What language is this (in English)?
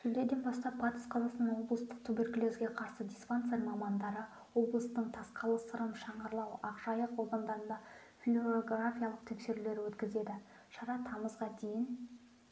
Kazakh